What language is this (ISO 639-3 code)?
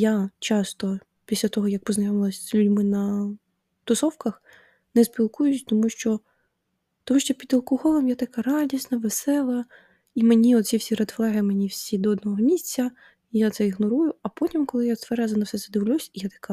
ukr